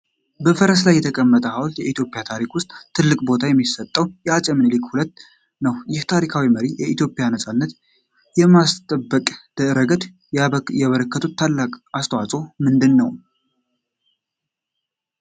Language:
Amharic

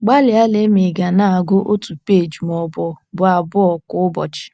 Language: Igbo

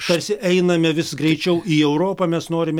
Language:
Lithuanian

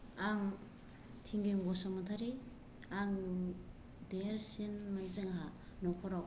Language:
Bodo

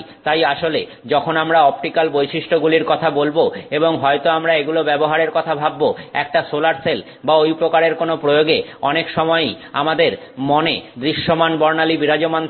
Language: Bangla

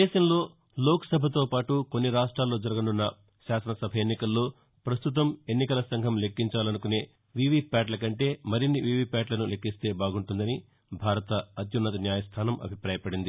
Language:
Telugu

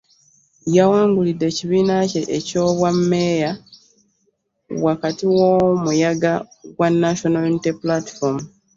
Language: Ganda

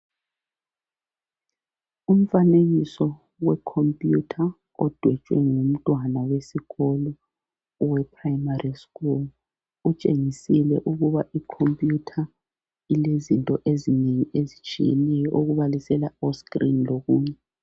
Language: North Ndebele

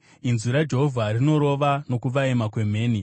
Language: Shona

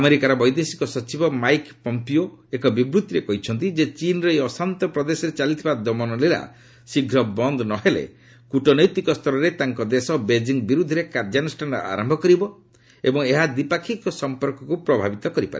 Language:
Odia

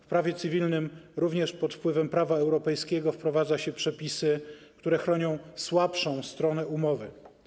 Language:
Polish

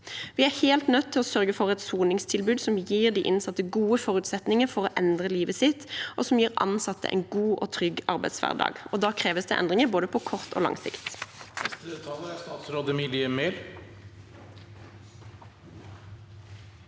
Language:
Norwegian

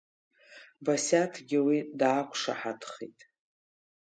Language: Abkhazian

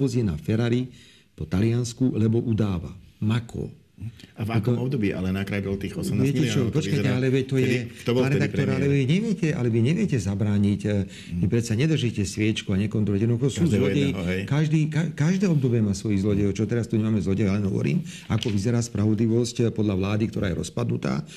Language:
Slovak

